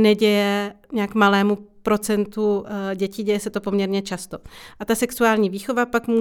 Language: Czech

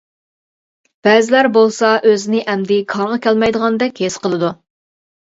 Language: Uyghur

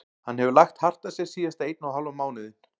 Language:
Icelandic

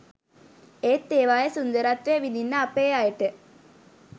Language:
Sinhala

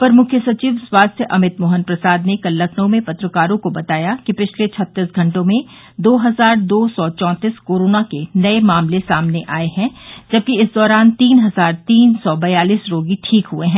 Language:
Hindi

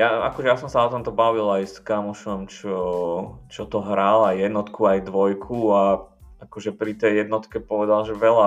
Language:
Slovak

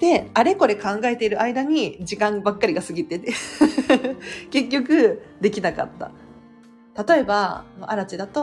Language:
Japanese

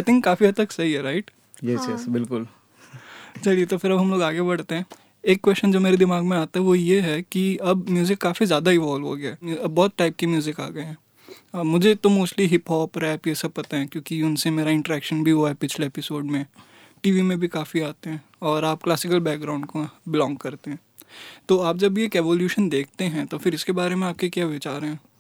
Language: Hindi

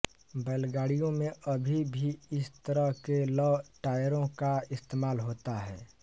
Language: Hindi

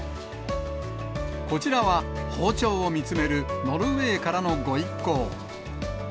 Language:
Japanese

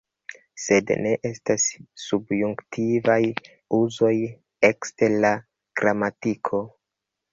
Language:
Esperanto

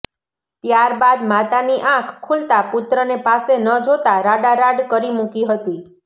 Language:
Gujarati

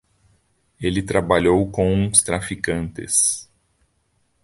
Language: Portuguese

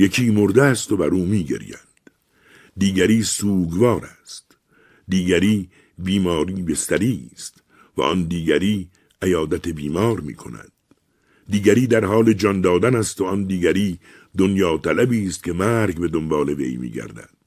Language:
Persian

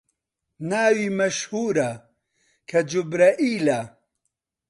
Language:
Central Kurdish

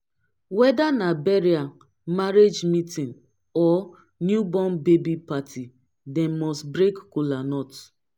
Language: Nigerian Pidgin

